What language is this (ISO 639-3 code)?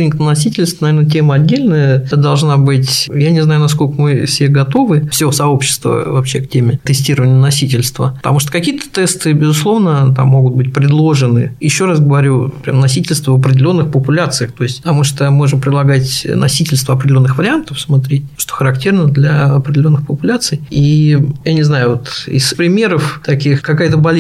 rus